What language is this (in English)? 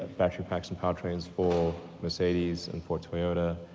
English